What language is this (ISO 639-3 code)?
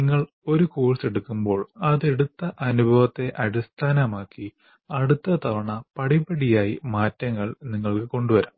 mal